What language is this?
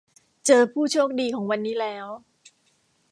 Thai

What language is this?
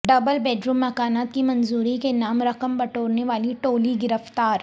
Urdu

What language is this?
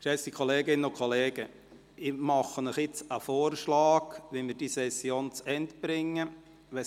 Swiss German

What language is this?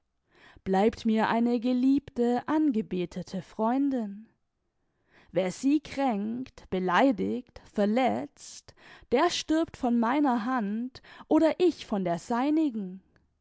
German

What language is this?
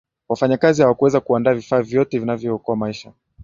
Swahili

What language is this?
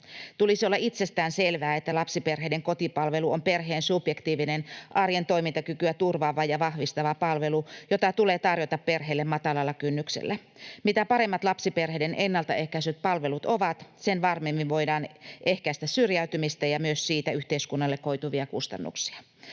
Finnish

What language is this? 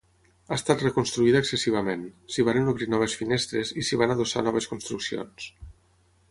Catalan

